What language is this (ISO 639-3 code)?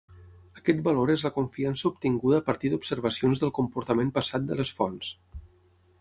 cat